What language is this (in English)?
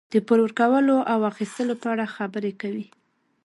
Pashto